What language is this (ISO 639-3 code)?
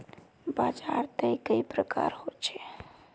mag